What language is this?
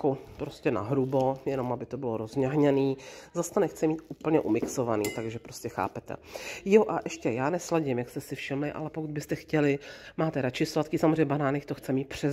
Czech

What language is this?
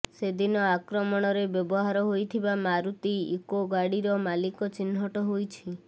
Odia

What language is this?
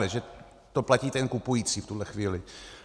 Czech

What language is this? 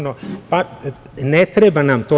Serbian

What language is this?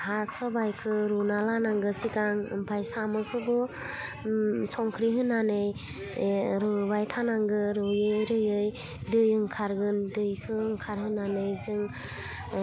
Bodo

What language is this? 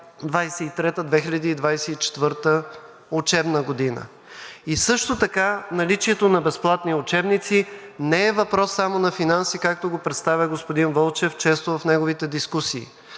Bulgarian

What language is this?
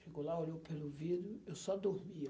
Portuguese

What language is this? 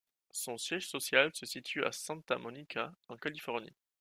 French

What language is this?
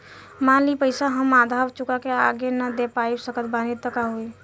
Bhojpuri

